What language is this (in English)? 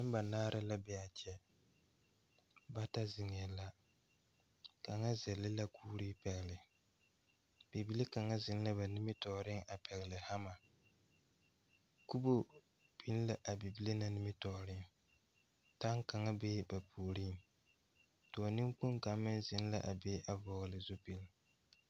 Southern Dagaare